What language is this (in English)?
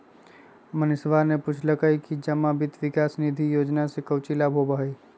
Magahi